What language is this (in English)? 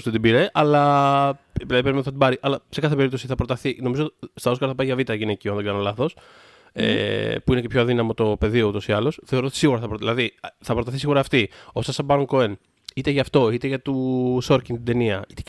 Greek